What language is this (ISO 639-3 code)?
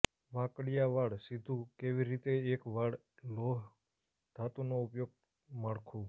guj